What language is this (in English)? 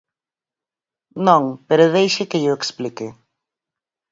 Galician